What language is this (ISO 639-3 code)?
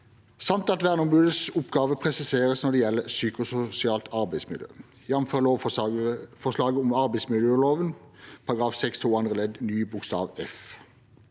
nor